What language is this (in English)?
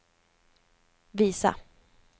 Swedish